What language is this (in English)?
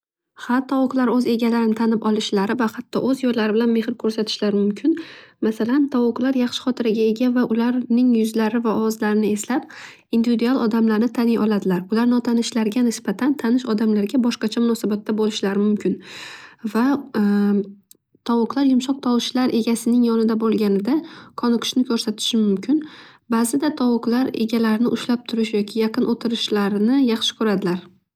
Uzbek